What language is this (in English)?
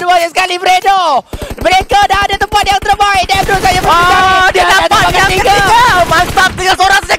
Malay